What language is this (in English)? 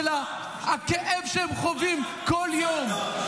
Hebrew